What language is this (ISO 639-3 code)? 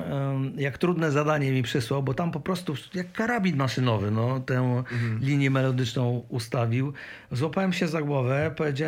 pol